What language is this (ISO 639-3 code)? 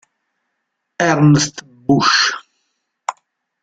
ita